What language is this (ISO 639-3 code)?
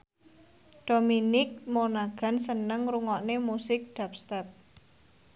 jav